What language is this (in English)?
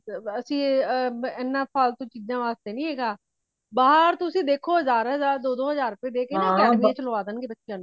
Punjabi